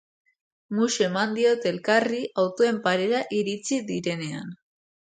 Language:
Basque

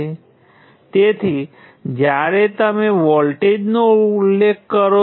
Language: Gujarati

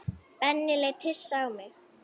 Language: Icelandic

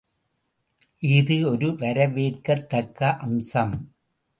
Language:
Tamil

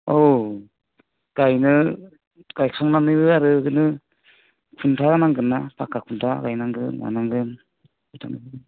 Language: Bodo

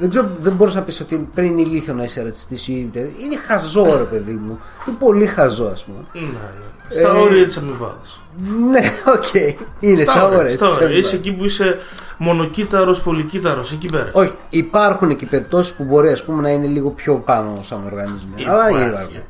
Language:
Greek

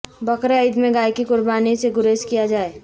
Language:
Urdu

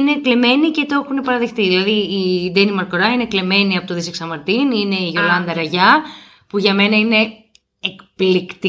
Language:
Greek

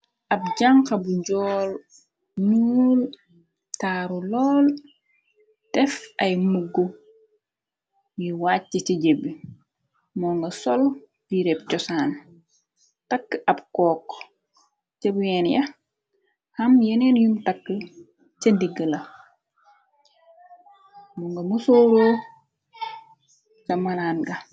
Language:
Wolof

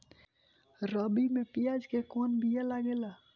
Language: Bhojpuri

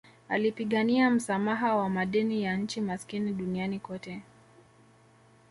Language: Swahili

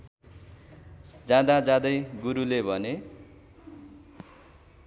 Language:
Nepali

